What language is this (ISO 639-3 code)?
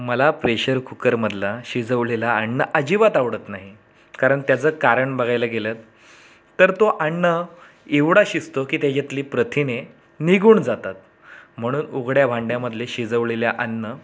mar